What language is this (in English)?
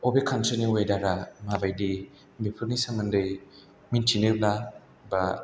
Bodo